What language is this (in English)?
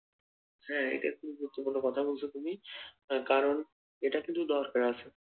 Bangla